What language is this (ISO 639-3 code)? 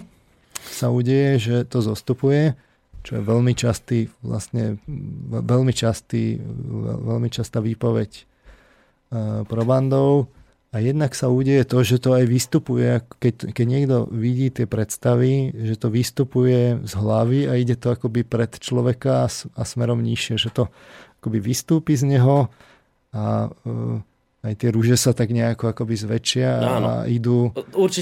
slk